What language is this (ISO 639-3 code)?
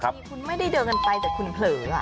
tha